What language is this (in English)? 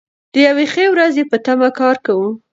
Pashto